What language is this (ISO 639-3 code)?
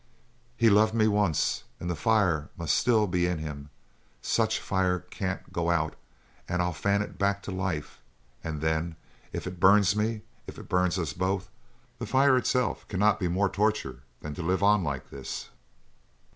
eng